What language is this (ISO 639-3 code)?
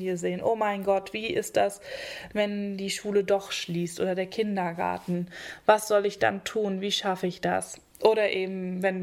deu